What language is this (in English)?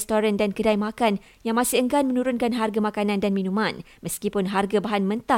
Malay